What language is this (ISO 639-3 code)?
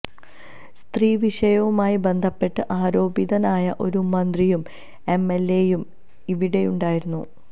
mal